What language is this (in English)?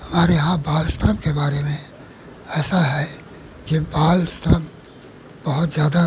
Hindi